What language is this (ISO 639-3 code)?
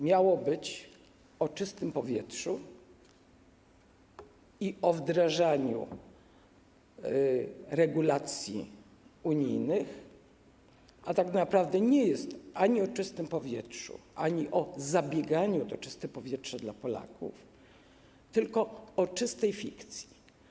pol